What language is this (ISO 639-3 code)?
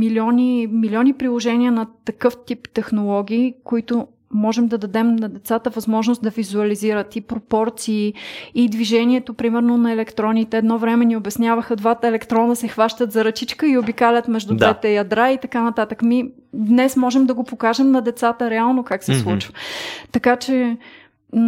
bul